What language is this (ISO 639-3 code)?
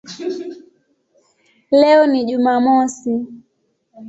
swa